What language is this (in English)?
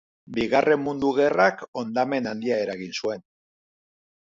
Basque